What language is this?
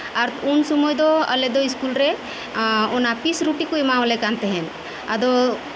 Santali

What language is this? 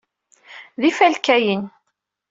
Kabyle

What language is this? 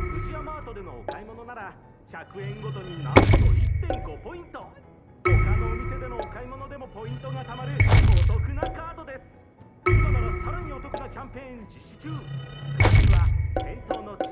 Japanese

